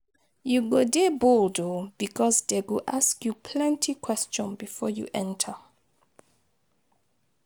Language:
Nigerian Pidgin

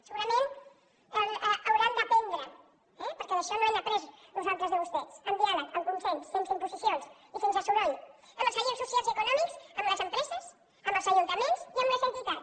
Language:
Catalan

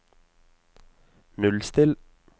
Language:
Norwegian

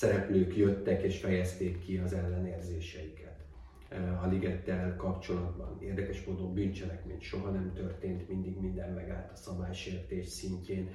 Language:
Hungarian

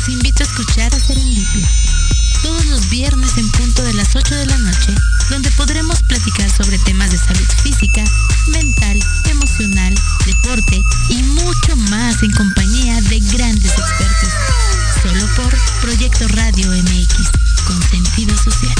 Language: Spanish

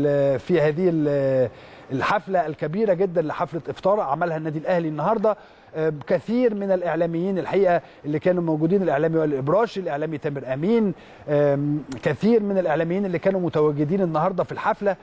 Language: Arabic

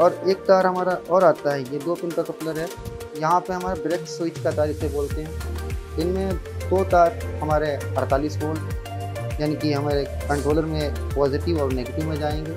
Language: Hindi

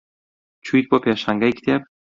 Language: Central Kurdish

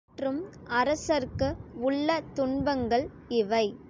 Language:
Tamil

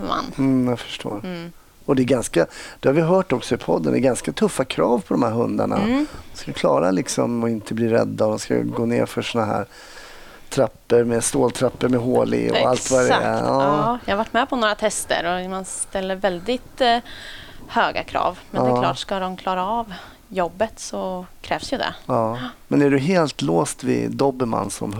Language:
Swedish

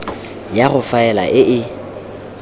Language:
Tswana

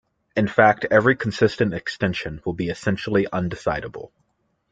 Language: English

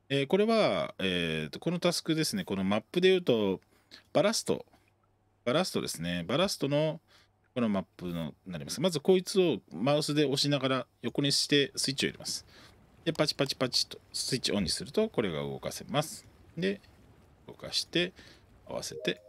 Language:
Japanese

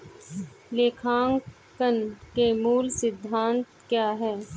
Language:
Hindi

